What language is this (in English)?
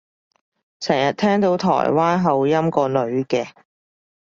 Cantonese